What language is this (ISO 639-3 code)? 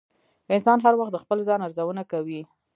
pus